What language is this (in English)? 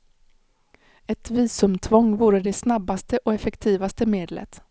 Swedish